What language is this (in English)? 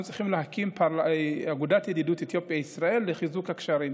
Hebrew